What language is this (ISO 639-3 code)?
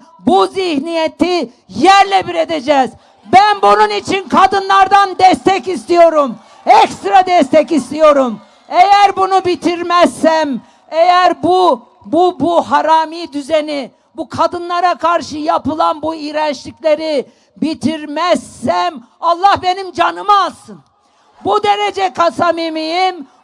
tur